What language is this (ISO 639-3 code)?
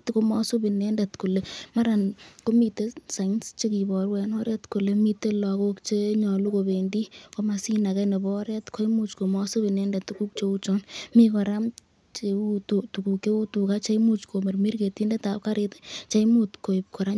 kln